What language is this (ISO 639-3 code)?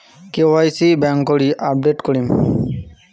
ben